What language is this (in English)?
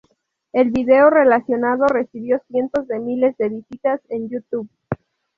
Spanish